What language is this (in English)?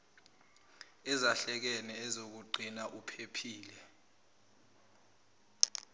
Zulu